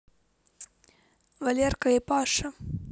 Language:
Russian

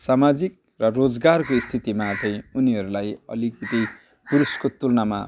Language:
Nepali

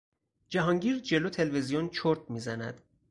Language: Persian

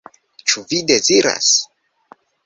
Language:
Esperanto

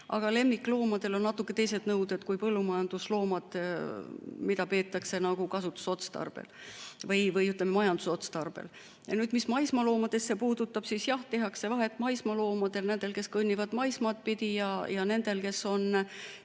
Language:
Estonian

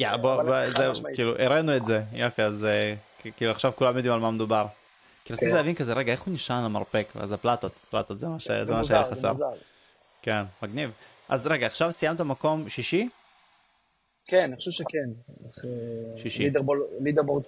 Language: Hebrew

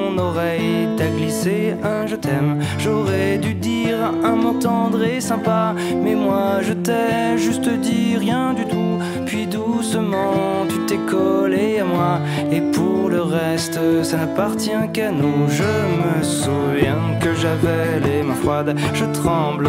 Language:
French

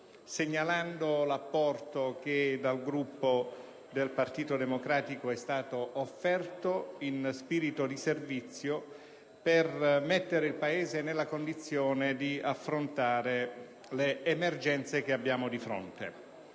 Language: Italian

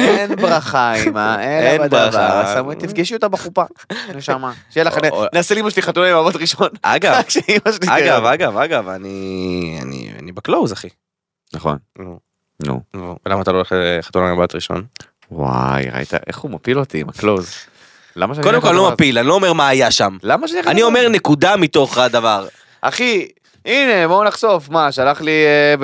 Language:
Hebrew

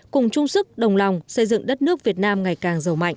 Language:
Vietnamese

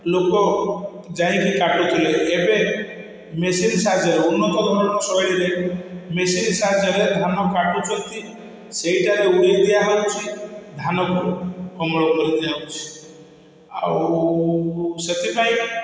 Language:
Odia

